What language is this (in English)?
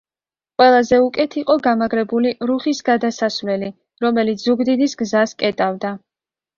Georgian